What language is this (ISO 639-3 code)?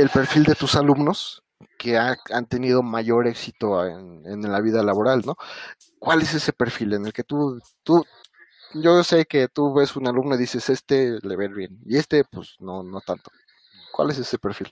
spa